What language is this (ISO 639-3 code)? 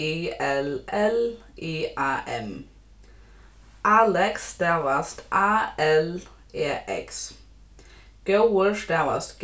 fao